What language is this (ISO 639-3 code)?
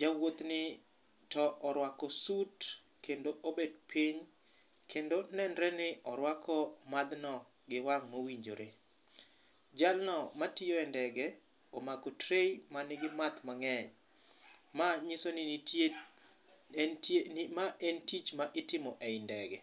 luo